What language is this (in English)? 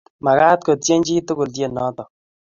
Kalenjin